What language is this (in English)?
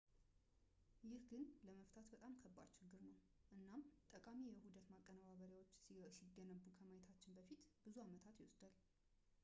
Amharic